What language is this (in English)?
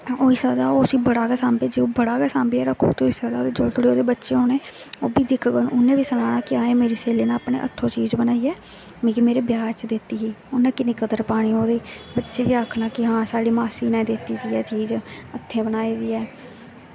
Dogri